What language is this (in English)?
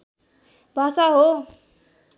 Nepali